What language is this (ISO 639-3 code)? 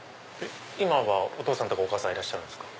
jpn